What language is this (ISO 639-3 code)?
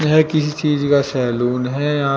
hin